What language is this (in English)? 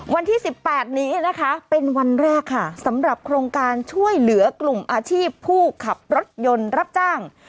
Thai